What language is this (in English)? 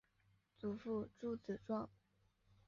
Chinese